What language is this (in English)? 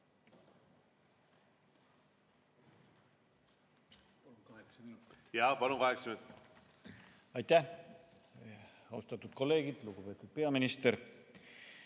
Estonian